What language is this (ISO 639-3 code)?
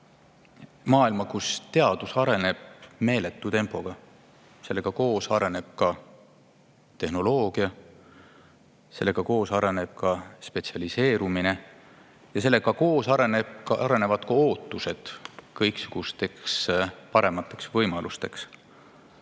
est